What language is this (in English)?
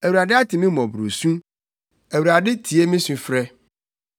Akan